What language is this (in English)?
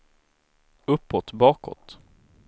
Swedish